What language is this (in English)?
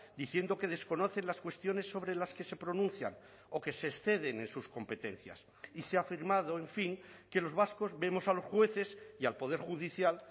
Spanish